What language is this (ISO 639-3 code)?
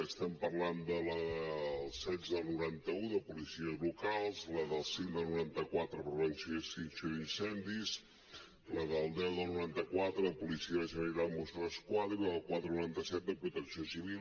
cat